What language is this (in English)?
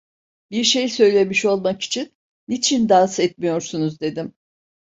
Turkish